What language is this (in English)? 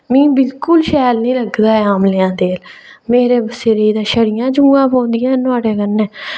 Dogri